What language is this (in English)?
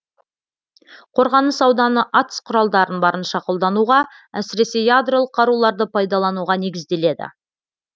Kazakh